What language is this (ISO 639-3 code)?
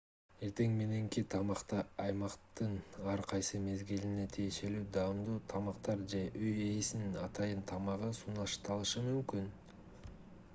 kir